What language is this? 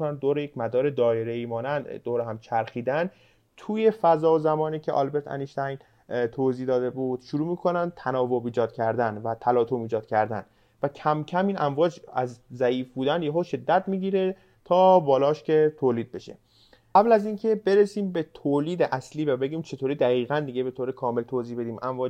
Persian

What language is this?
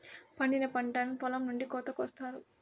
Telugu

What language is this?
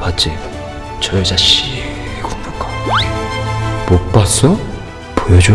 Korean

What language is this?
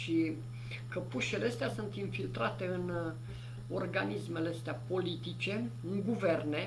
Romanian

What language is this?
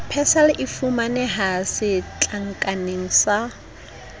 Southern Sotho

